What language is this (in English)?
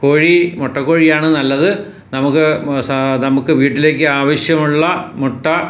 Malayalam